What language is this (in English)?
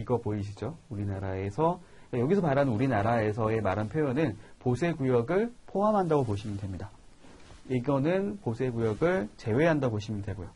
Korean